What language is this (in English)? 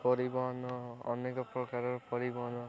Odia